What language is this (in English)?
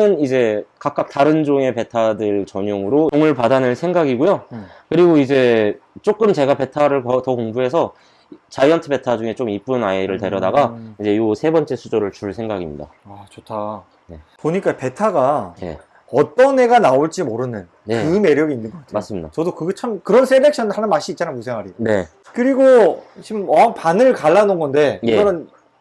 Korean